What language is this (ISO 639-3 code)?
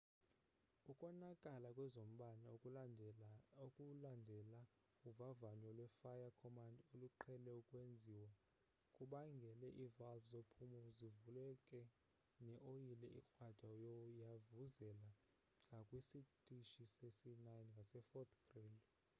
xho